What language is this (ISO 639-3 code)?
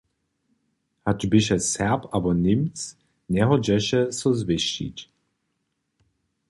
hsb